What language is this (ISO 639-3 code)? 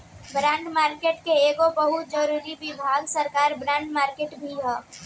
bho